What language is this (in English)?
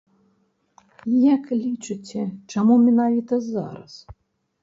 Belarusian